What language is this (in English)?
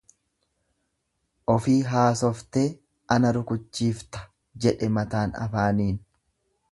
Oromo